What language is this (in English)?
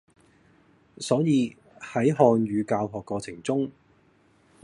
Cantonese